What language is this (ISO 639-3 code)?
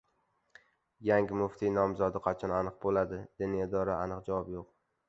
uzb